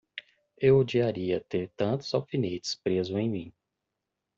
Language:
Portuguese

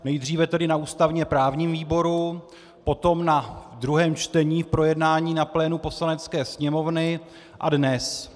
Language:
Czech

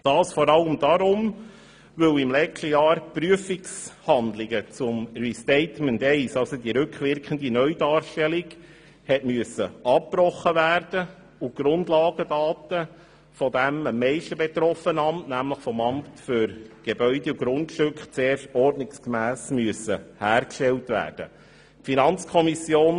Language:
Swiss German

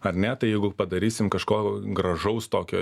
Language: Lithuanian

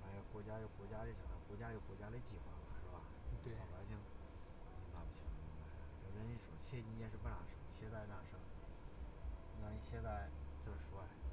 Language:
Chinese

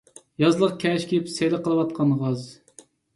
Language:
Uyghur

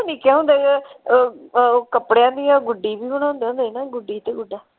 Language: Punjabi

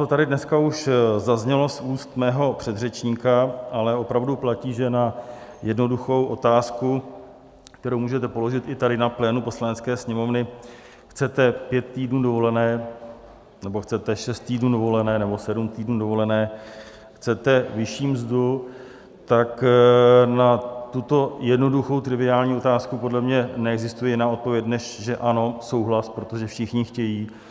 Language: Czech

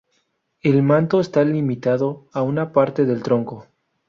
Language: Spanish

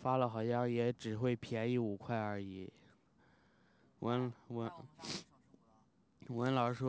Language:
Chinese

